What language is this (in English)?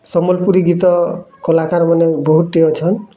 Odia